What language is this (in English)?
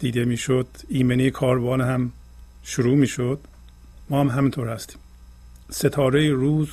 Persian